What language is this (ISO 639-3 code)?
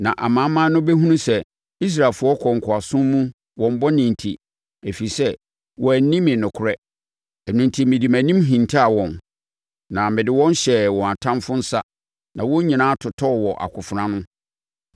aka